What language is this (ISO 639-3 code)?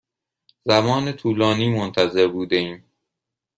fas